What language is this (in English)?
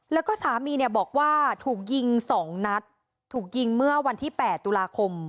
Thai